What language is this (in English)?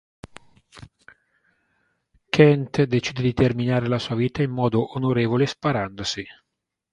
Italian